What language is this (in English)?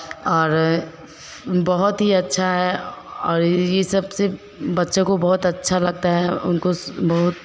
Hindi